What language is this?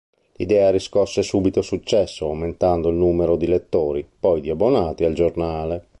Italian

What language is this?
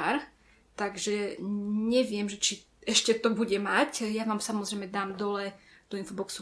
Slovak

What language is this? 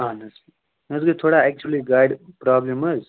Kashmiri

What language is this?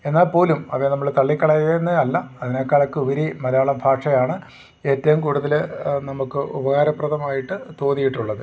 Malayalam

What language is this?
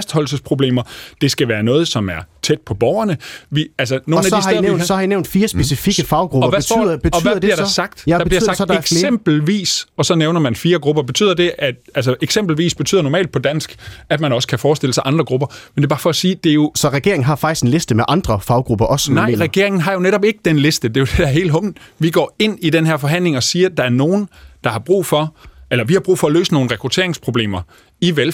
Danish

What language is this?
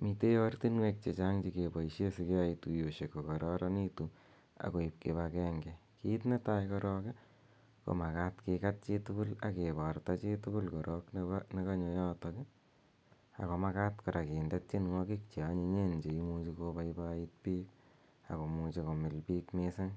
Kalenjin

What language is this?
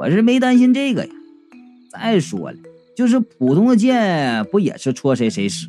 Chinese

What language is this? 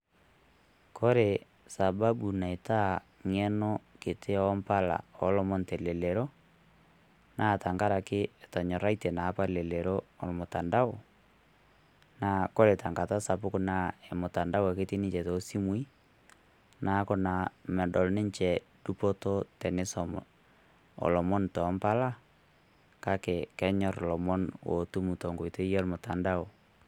Masai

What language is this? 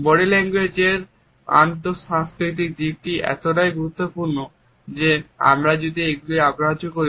Bangla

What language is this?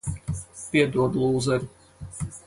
Latvian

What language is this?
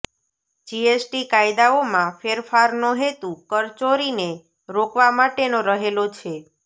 Gujarati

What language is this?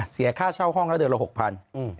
Thai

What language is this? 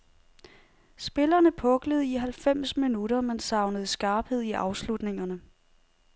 Danish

